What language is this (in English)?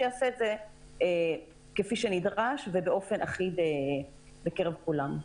Hebrew